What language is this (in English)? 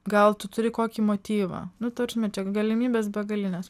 Lithuanian